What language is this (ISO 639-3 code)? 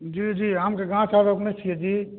mai